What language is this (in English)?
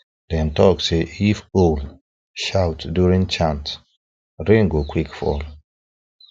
Nigerian Pidgin